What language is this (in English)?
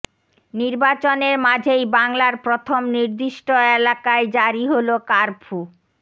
Bangla